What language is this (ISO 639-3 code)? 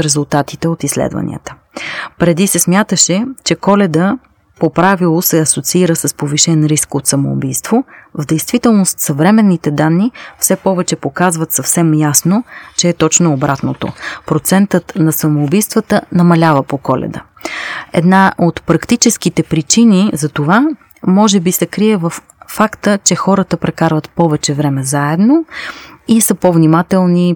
bul